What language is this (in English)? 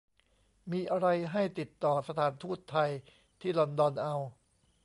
Thai